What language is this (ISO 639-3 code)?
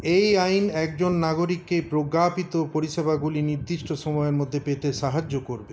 ben